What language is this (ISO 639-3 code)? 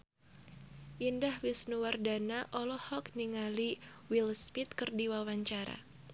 sun